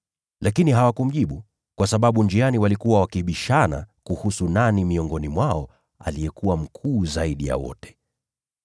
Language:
Swahili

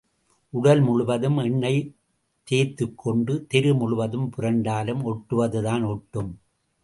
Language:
Tamil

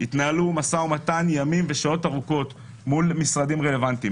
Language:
Hebrew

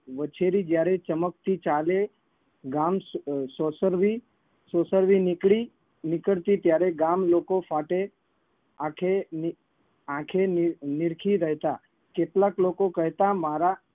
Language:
Gujarati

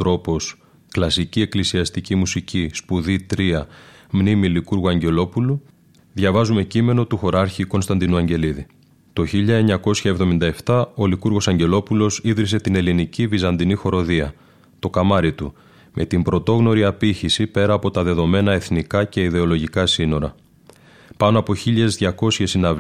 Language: Greek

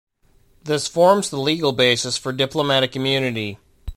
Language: English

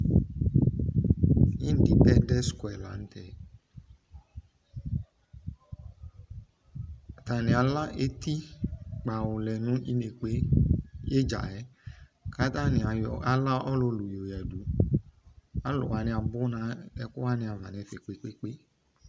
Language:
Ikposo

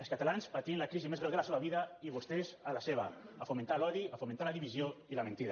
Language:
Catalan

